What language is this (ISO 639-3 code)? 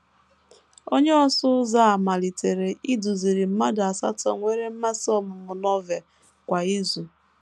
ibo